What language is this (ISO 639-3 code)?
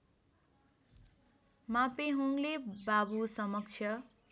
nep